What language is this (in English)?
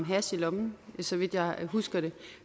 Danish